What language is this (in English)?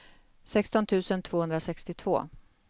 Swedish